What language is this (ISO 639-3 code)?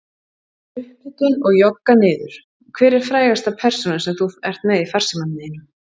isl